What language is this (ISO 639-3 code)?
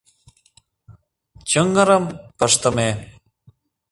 chm